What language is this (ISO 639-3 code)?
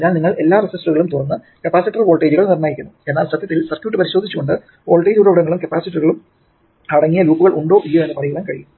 mal